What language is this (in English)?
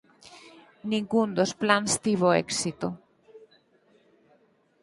Galician